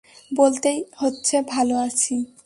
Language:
Bangla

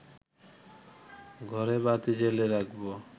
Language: Bangla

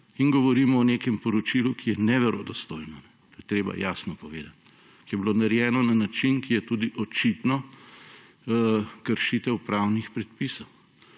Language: Slovenian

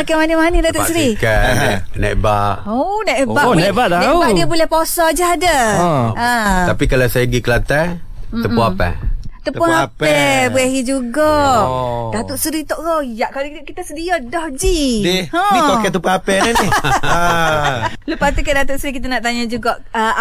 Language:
Malay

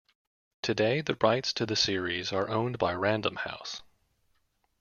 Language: English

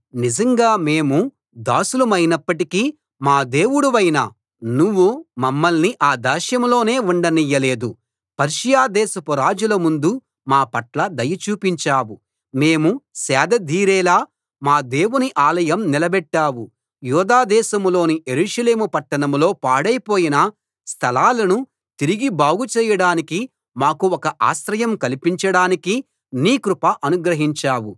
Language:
Telugu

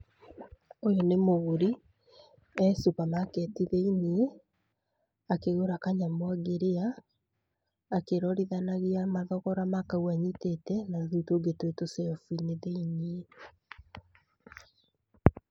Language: Kikuyu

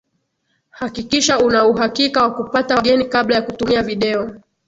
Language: Swahili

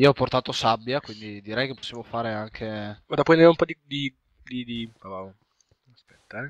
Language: Italian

